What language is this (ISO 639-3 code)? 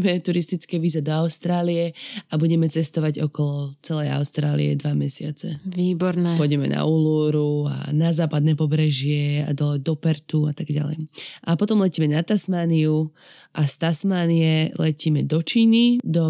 slk